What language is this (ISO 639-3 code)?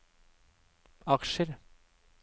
nor